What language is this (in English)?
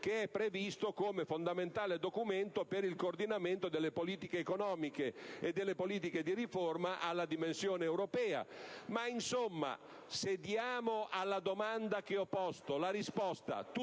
Italian